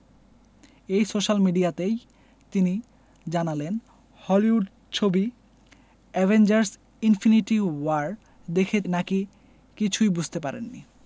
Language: Bangla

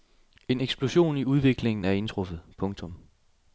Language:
Danish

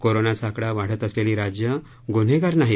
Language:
Marathi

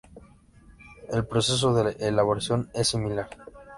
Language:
Spanish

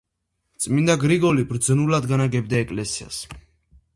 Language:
Georgian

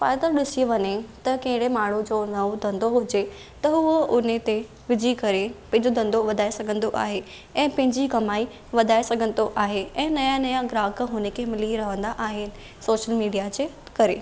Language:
Sindhi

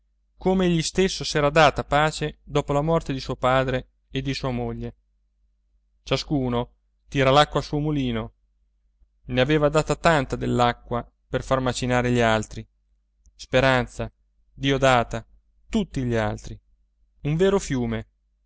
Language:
Italian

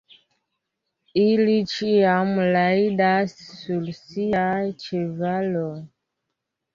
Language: Esperanto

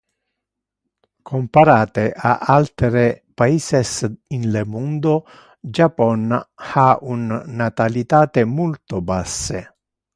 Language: Interlingua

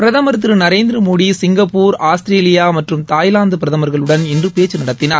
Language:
Tamil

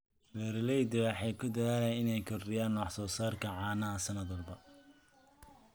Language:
Somali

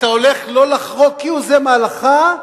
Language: Hebrew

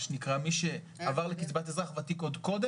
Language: Hebrew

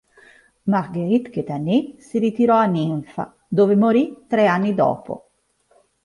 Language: Italian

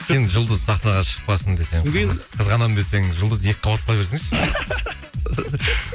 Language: Kazakh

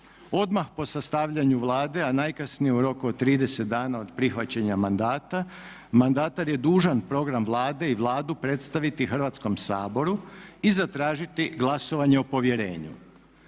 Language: Croatian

